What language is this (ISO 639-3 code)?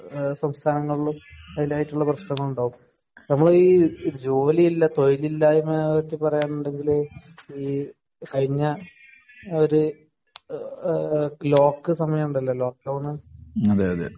mal